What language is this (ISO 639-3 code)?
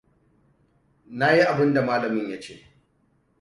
hau